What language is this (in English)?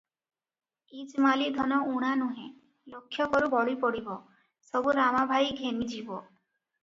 Odia